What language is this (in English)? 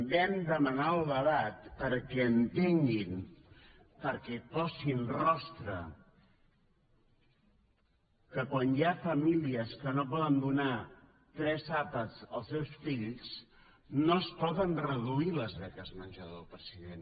Catalan